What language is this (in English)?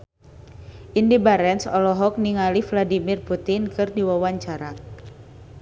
Sundanese